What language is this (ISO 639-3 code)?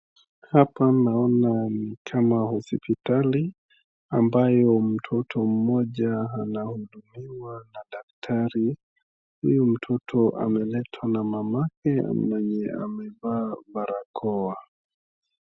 swa